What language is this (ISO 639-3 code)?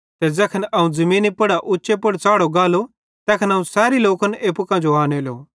bhd